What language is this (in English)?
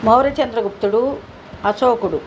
Telugu